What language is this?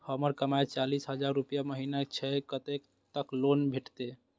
Maithili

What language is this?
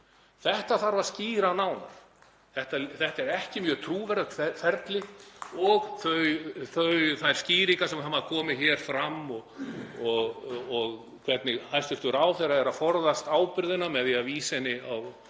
Icelandic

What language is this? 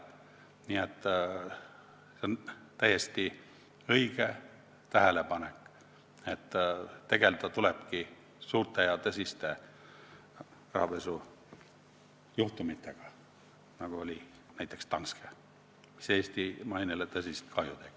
Estonian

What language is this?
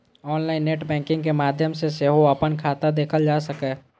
Maithili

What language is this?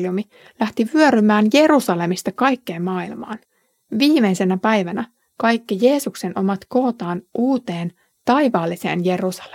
Finnish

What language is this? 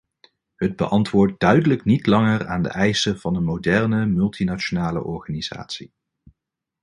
Dutch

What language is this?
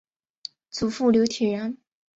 Chinese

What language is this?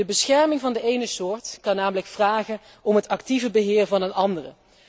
Dutch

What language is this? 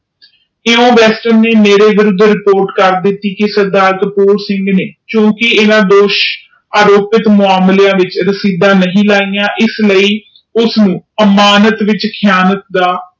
Punjabi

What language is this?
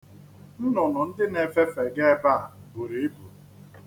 Igbo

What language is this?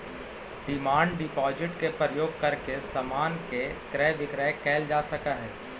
Magahi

